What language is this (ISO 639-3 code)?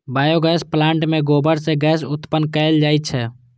mai